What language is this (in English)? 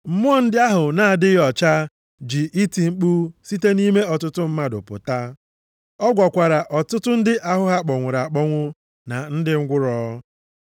Igbo